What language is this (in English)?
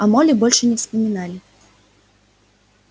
Russian